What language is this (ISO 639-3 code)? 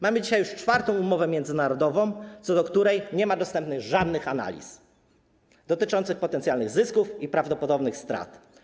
pol